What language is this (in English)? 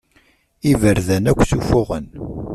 Kabyle